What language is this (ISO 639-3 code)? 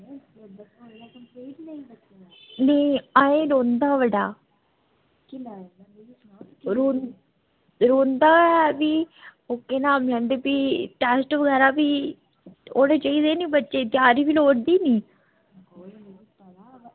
doi